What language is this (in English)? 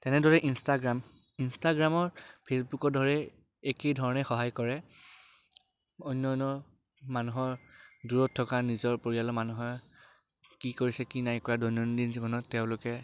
Assamese